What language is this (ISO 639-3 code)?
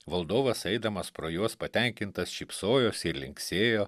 lit